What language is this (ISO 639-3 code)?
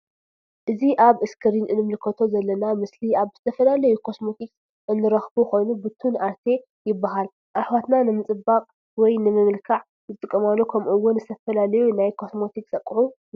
tir